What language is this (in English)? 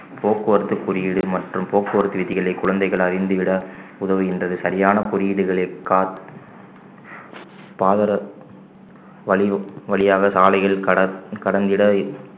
Tamil